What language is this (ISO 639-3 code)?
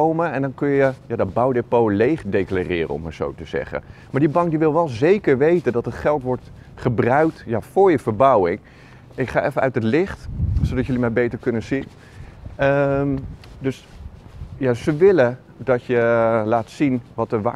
nld